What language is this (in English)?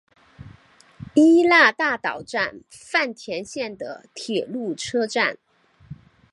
Chinese